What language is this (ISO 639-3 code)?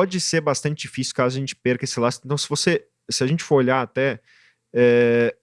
por